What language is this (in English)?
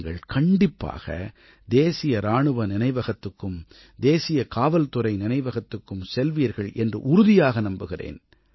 Tamil